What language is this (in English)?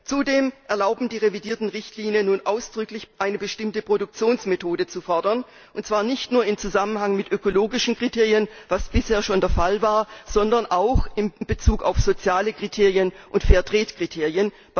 German